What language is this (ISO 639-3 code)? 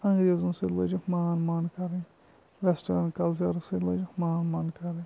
kas